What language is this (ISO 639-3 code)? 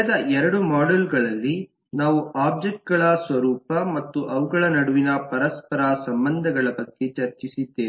kan